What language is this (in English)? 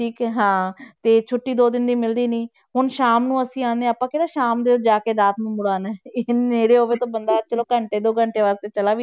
Punjabi